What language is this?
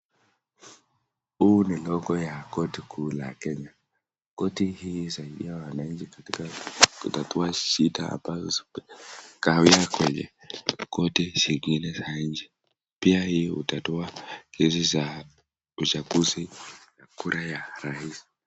Swahili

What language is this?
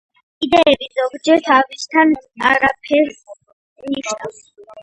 Georgian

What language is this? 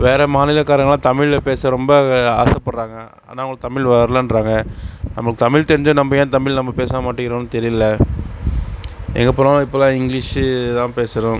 Tamil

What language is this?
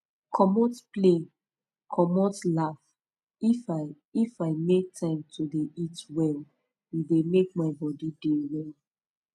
Nigerian Pidgin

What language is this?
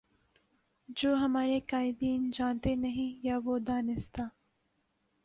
Urdu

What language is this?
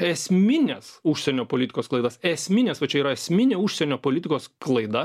Lithuanian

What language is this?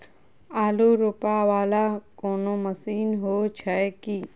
Maithili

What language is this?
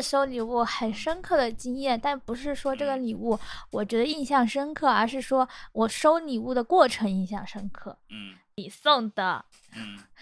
Chinese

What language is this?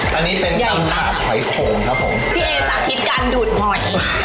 Thai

